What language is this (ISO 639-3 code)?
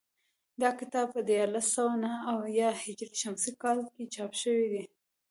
pus